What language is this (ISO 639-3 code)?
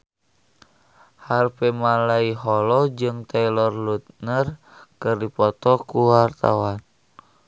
sun